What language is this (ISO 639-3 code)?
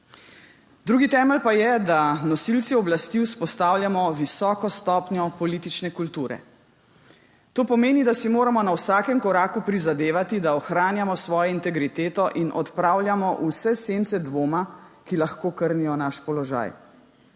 slv